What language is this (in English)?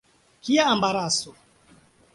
Esperanto